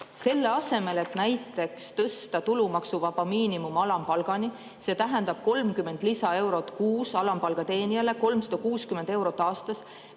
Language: Estonian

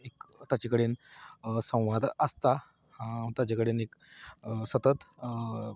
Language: Konkani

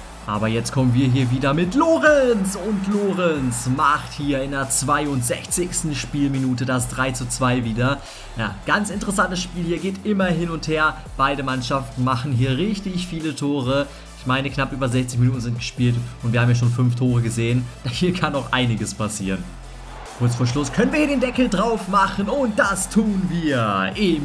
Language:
German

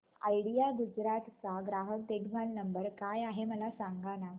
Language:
Marathi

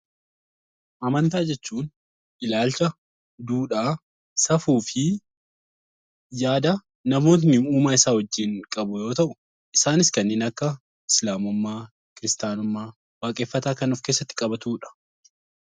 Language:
Oromo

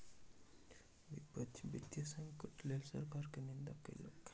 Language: Maithili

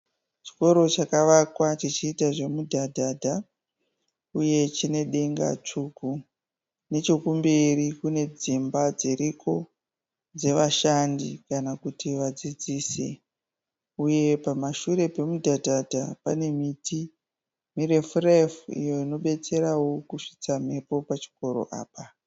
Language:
Shona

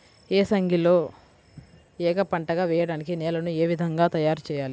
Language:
Telugu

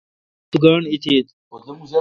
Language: Kalkoti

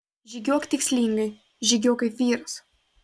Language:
Lithuanian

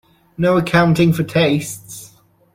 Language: English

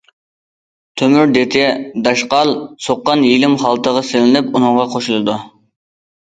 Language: Uyghur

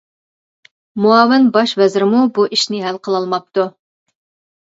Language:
Uyghur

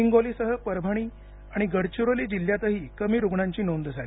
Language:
Marathi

